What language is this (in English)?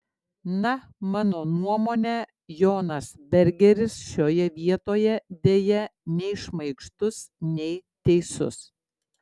Lithuanian